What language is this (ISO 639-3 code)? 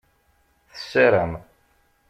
kab